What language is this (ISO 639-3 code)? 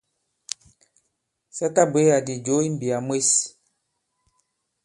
abb